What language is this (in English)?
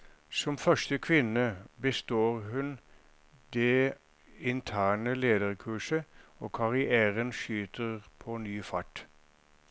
Norwegian